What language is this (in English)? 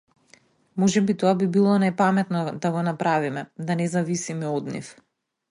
Macedonian